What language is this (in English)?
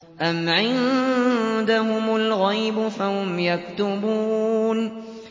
Arabic